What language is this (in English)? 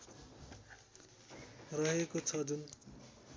Nepali